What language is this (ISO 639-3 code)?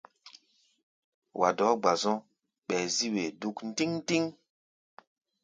gba